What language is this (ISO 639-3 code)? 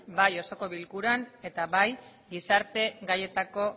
eus